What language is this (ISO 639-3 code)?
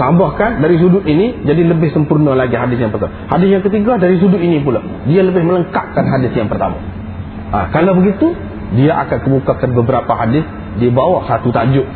msa